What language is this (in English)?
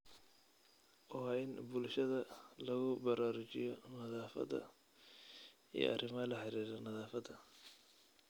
Somali